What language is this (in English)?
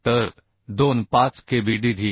Marathi